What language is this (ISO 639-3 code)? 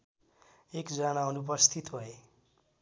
nep